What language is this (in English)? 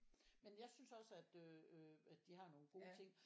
Danish